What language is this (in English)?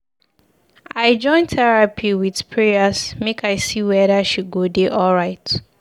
Nigerian Pidgin